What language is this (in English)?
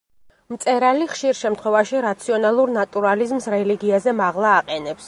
Georgian